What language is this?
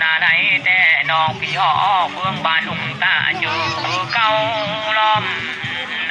Thai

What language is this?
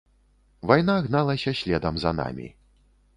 Belarusian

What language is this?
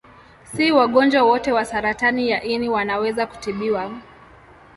Swahili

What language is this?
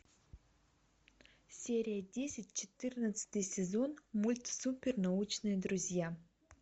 Russian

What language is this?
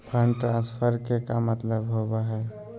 Magahi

